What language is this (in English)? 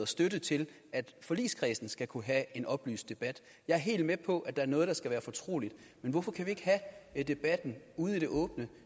Danish